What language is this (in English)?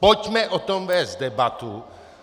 Czech